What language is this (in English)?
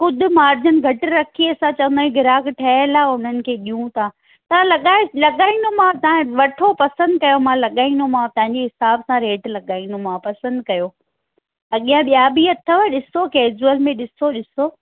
Sindhi